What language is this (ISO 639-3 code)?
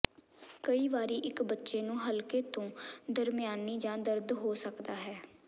pan